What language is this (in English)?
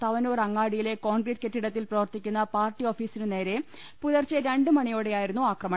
Malayalam